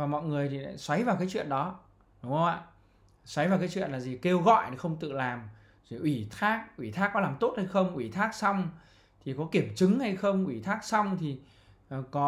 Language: Vietnamese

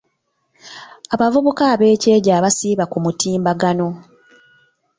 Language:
Ganda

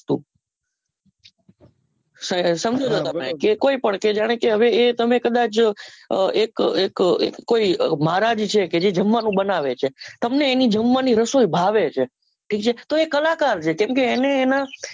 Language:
Gujarati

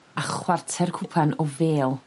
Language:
Welsh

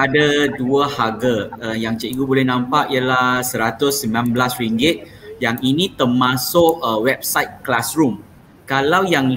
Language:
Malay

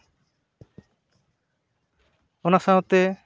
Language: Santali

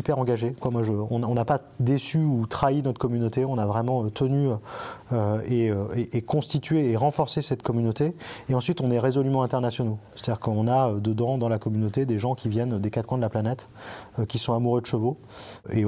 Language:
French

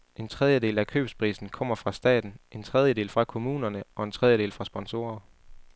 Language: Danish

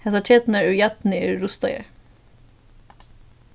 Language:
Faroese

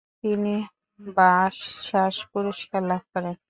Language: Bangla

